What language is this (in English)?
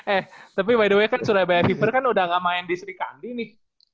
Indonesian